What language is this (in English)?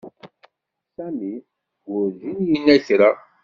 Kabyle